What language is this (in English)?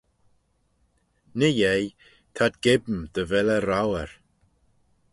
Manx